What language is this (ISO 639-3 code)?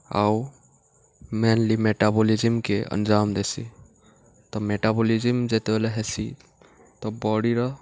ori